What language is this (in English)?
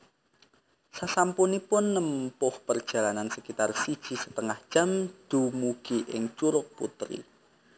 Javanese